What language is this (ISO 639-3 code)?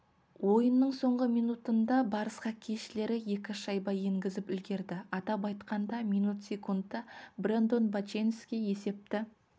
kaz